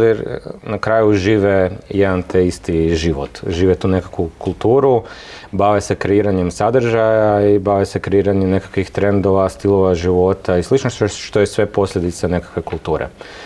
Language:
Croatian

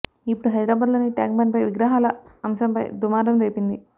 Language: Telugu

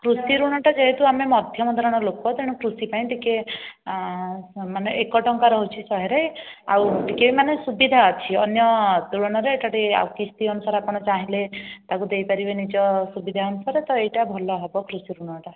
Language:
Odia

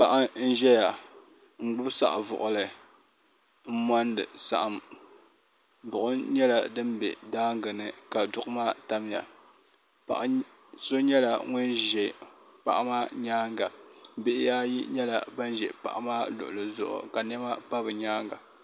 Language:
Dagbani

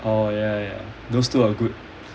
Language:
English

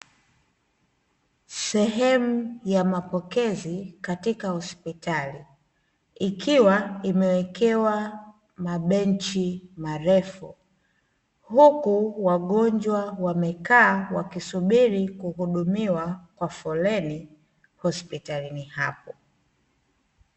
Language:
Swahili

